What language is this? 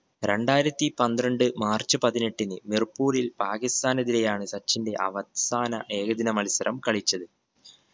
Malayalam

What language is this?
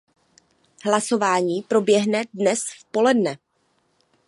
Czech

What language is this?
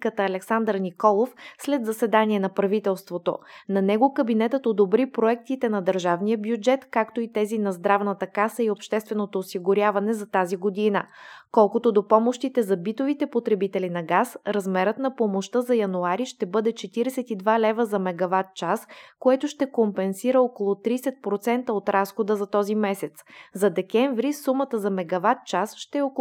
Bulgarian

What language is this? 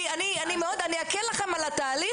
Hebrew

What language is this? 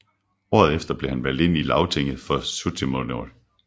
Danish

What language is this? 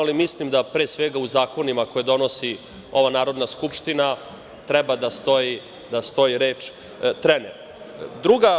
Serbian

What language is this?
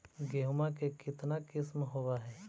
Magahi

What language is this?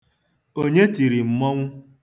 Igbo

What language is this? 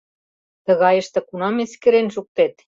Mari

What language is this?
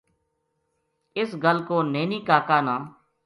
Gujari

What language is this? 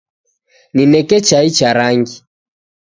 Taita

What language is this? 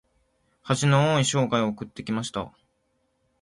Japanese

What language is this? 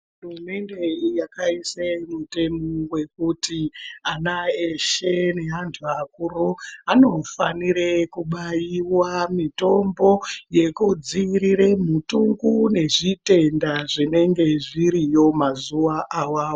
Ndau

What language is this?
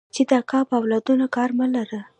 Pashto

